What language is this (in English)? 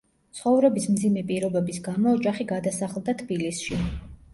Georgian